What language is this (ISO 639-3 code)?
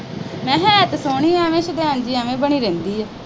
pan